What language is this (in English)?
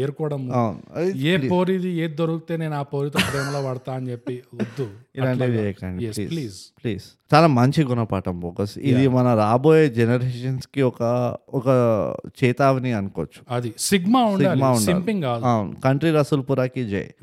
Telugu